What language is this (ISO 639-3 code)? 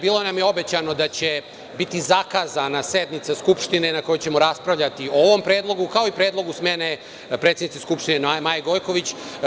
srp